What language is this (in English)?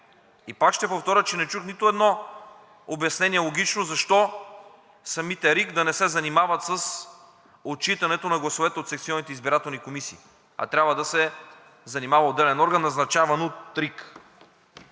Bulgarian